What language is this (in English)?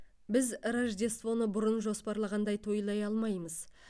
Kazakh